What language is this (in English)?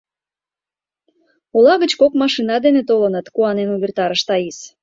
Mari